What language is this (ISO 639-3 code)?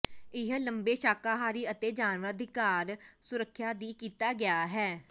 pan